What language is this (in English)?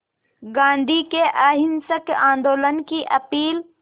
Hindi